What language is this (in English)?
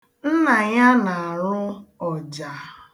Igbo